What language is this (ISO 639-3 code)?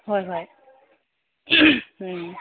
mni